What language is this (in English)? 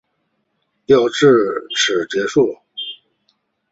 Chinese